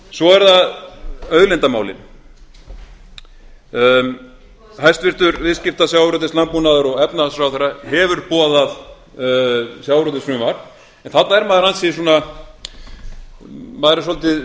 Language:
Icelandic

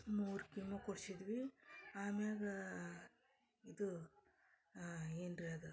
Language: Kannada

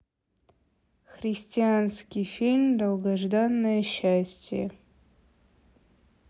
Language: Russian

